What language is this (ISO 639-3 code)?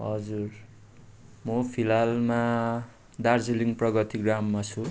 nep